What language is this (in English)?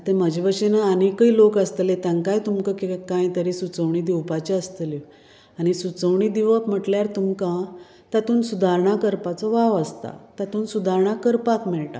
Konkani